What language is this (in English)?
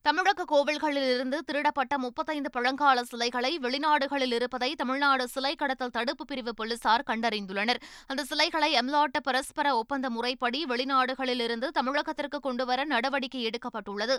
Tamil